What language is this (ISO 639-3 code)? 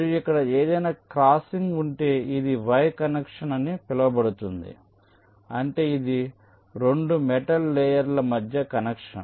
tel